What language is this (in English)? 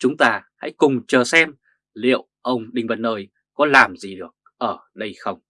Vietnamese